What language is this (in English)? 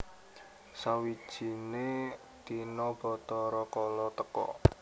Javanese